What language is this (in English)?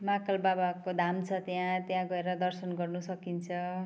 Nepali